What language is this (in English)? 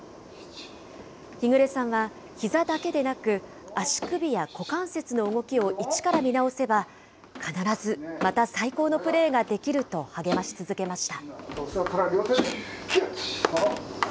Japanese